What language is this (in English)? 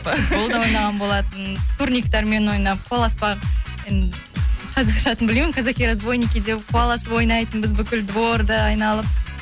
Kazakh